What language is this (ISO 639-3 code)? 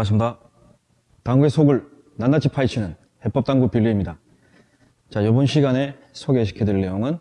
kor